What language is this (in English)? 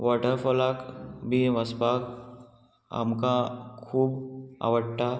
Konkani